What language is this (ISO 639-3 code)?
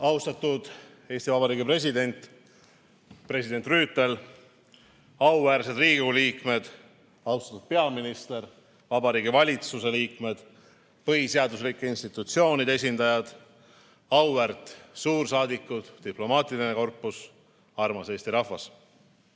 est